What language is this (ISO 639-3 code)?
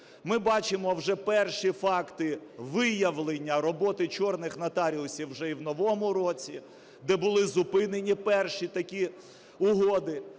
ukr